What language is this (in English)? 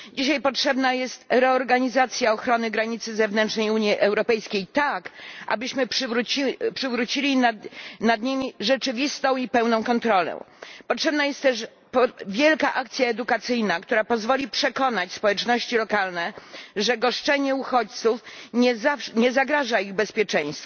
Polish